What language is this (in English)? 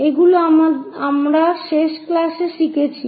Bangla